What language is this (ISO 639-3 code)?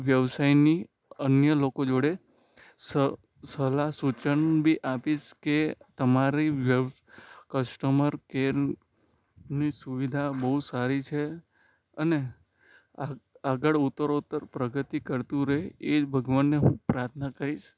guj